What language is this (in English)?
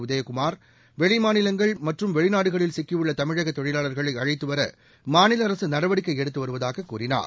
Tamil